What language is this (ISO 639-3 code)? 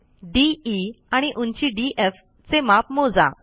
mar